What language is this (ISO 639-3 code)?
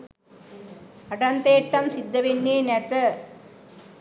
sin